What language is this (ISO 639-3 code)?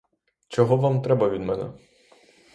ukr